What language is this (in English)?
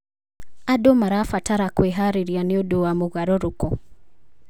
Kikuyu